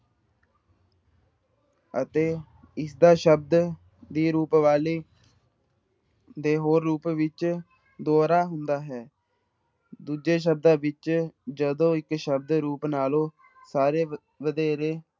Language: Punjabi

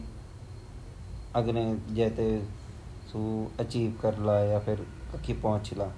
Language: Garhwali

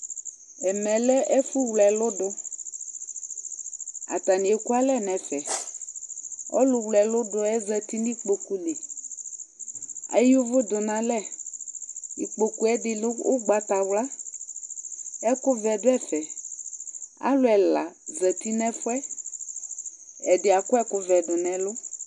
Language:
Ikposo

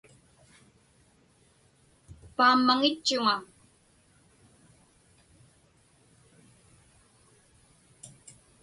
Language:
Inupiaq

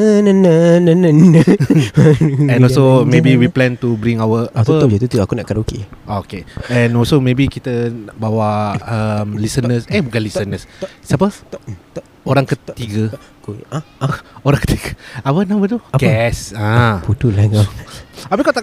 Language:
Malay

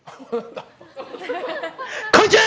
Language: Japanese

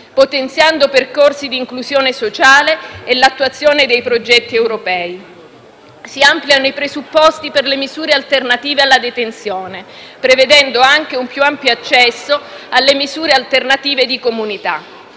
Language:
Italian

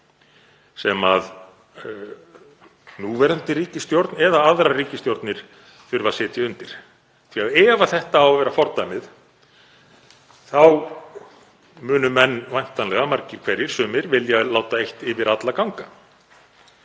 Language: Icelandic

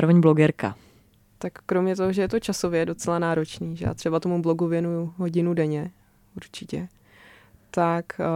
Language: Czech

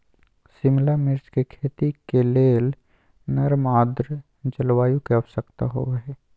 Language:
Magahi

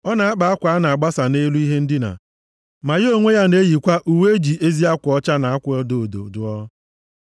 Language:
Igbo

